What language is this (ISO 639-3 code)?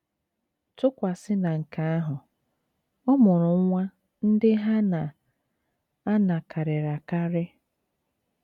ibo